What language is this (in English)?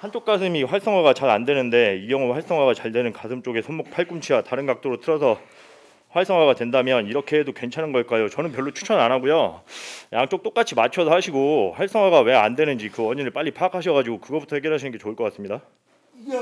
Korean